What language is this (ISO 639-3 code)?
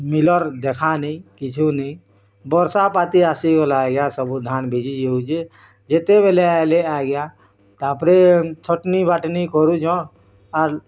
ori